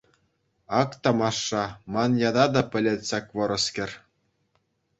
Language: Chuvash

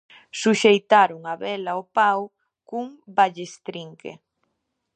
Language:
Galician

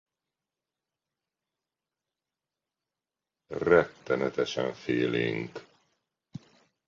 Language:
Hungarian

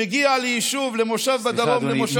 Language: Hebrew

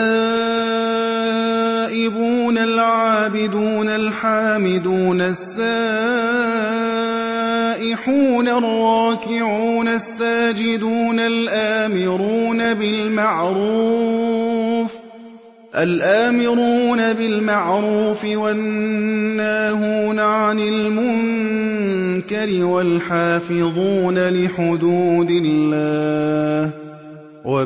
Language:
Arabic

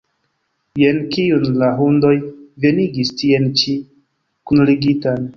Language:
Esperanto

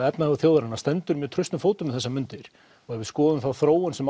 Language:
Icelandic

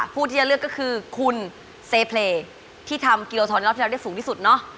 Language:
Thai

